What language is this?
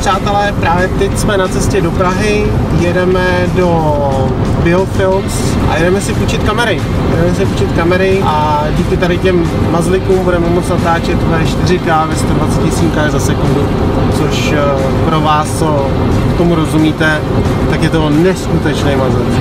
Czech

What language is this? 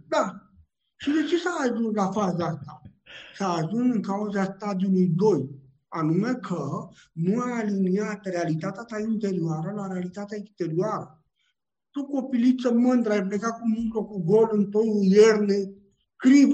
Romanian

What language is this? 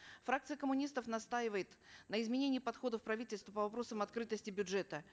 Kazakh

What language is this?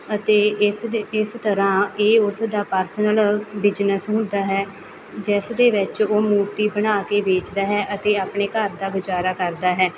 Punjabi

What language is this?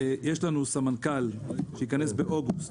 Hebrew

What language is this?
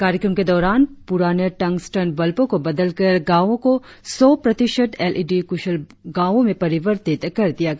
Hindi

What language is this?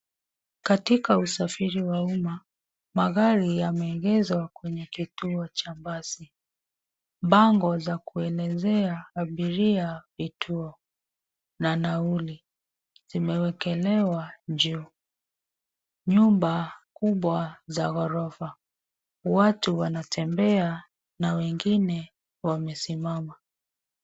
Swahili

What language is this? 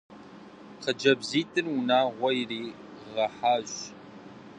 Kabardian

